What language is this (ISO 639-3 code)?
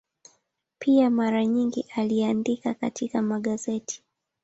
swa